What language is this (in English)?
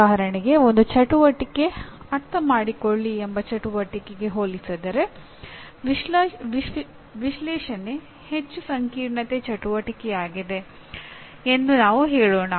Kannada